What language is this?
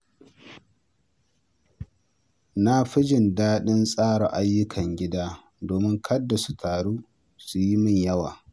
Hausa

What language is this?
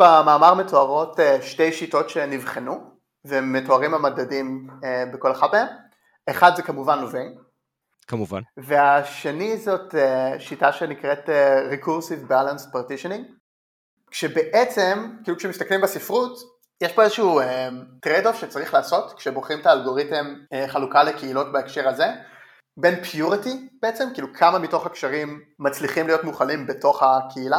Hebrew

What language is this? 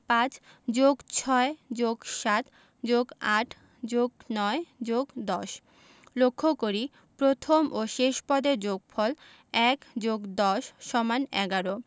Bangla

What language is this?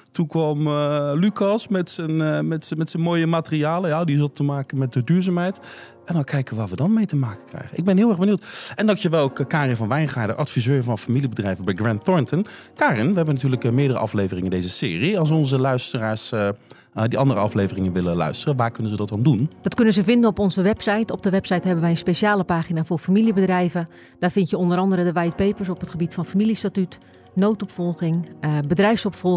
Dutch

